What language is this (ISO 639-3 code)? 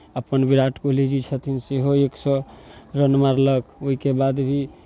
mai